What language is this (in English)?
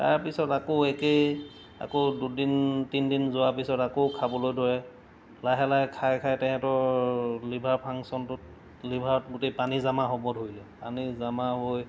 Assamese